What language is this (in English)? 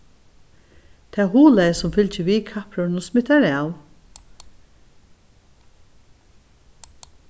Faroese